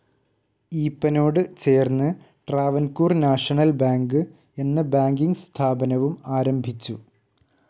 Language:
Malayalam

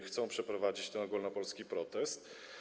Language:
Polish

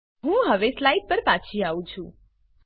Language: Gujarati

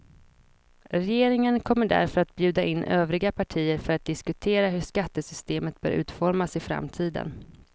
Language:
Swedish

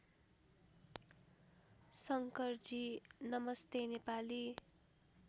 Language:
Nepali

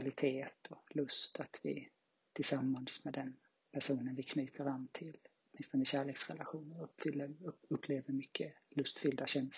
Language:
Swedish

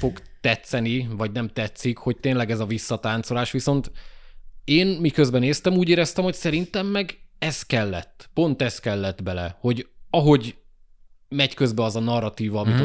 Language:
Hungarian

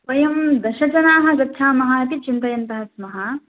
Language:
Sanskrit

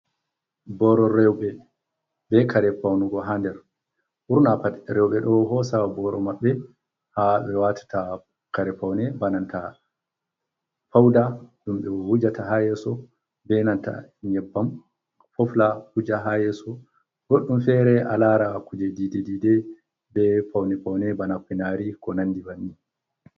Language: Fula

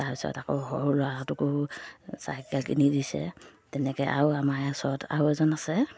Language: Assamese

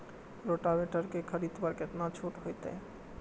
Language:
Maithili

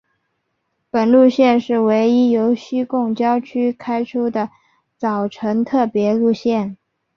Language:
Chinese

